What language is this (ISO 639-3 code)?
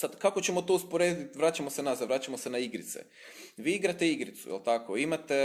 hrv